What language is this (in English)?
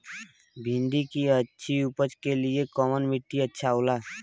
Bhojpuri